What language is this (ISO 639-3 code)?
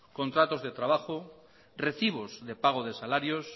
spa